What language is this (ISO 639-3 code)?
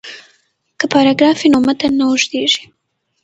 pus